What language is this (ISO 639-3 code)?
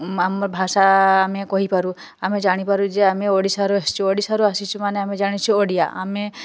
ori